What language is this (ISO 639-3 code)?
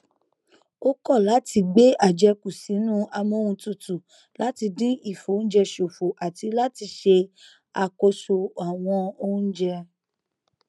yor